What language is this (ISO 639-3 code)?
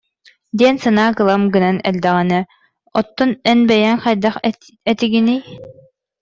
sah